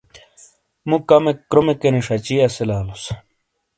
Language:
Shina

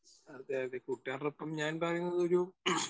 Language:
Malayalam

